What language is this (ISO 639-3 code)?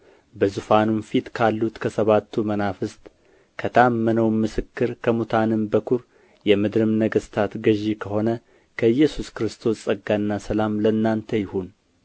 amh